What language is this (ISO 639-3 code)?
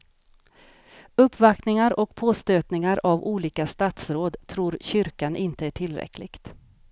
swe